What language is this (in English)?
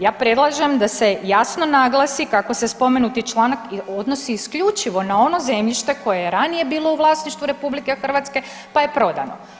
Croatian